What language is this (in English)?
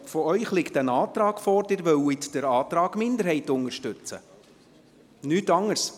Swiss German